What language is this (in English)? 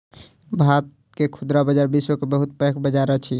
Maithili